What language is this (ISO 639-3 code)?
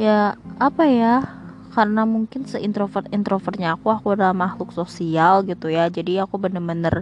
ind